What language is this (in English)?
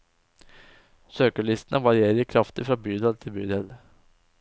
Norwegian